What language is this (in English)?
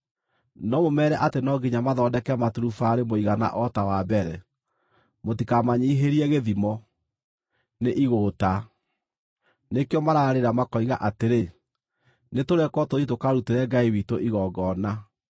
Kikuyu